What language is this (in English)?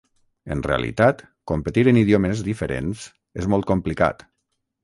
Catalan